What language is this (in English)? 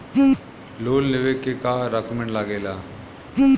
Bhojpuri